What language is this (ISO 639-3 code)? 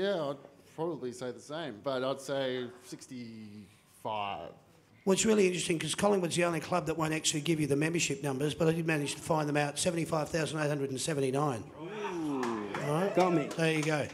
eng